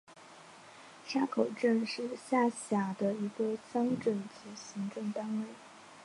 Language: Chinese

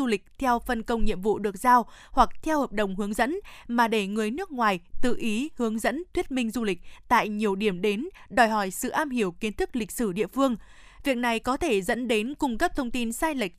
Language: Vietnamese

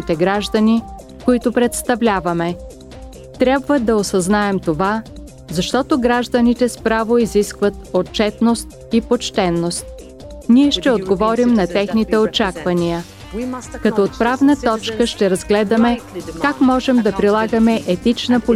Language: Bulgarian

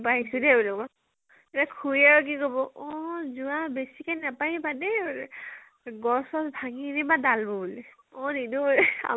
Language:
Assamese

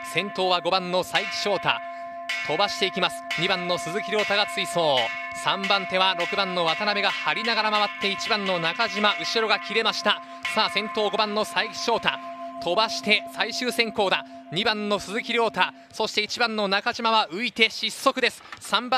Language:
Japanese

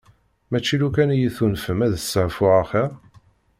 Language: Kabyle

